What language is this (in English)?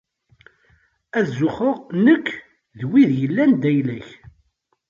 Kabyle